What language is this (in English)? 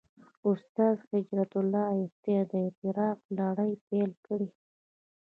Pashto